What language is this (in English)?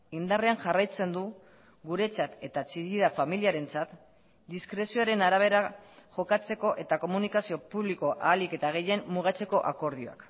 Basque